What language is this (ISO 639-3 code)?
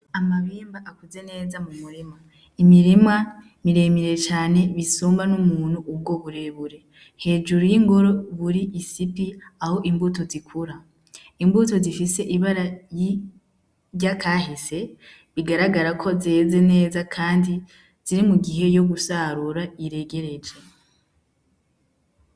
run